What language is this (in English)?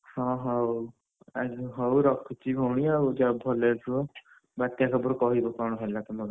Odia